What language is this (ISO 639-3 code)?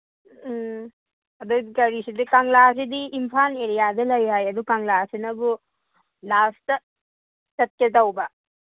mni